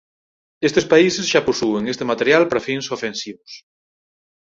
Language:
Galician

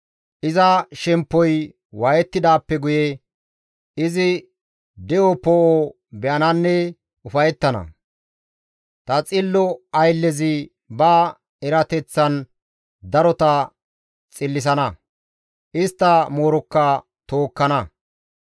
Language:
Gamo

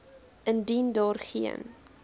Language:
Afrikaans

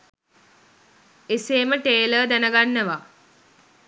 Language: Sinhala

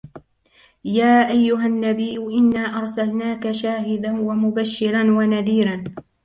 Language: Arabic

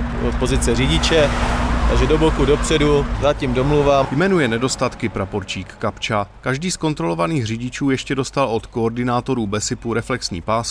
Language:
Czech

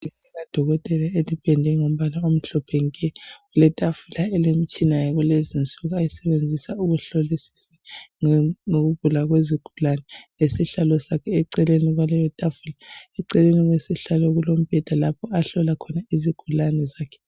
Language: North Ndebele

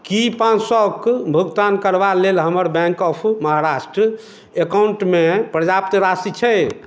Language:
Maithili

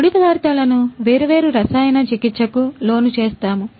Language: Telugu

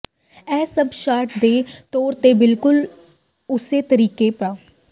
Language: Punjabi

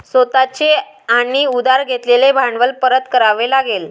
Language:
Marathi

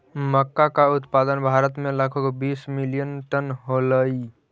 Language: Magahi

